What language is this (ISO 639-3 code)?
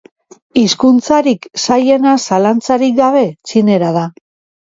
eus